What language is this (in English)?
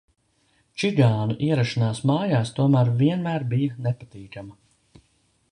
Latvian